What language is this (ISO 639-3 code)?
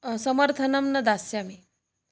san